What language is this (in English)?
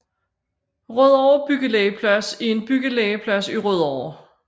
Danish